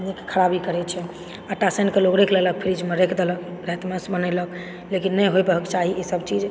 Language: Maithili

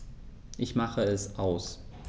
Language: German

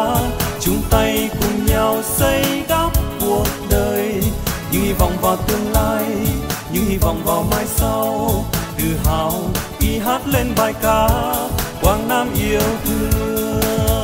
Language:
Vietnamese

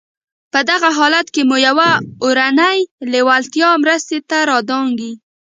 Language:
Pashto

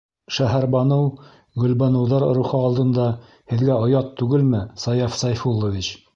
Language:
Bashkir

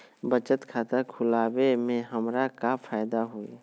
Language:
Magahi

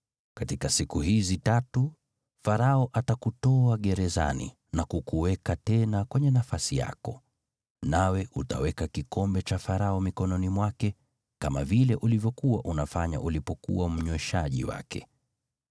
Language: Swahili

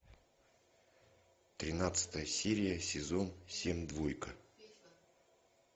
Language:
Russian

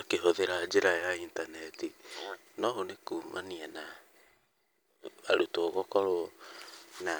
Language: Kikuyu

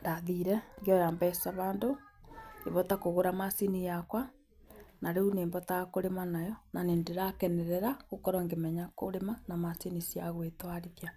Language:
Kikuyu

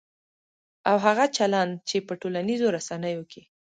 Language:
Pashto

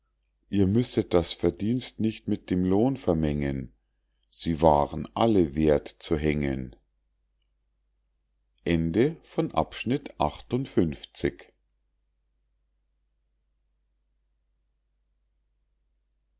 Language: German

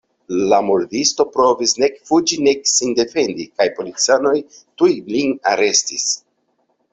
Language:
Esperanto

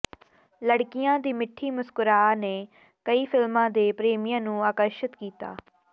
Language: Punjabi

